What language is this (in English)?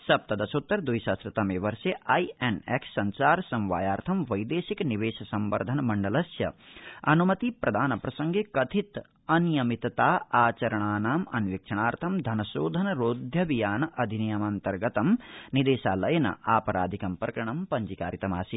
Sanskrit